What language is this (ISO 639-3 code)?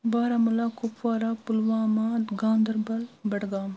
kas